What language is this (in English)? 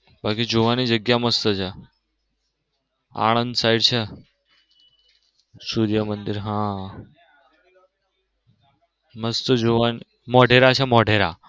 Gujarati